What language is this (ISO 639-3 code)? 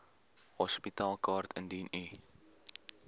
afr